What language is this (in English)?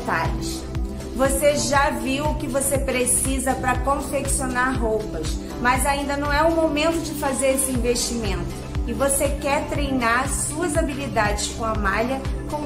Portuguese